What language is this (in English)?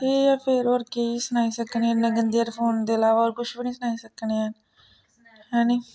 Dogri